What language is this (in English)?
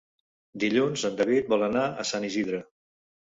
Catalan